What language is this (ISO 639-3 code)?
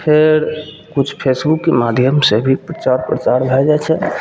mai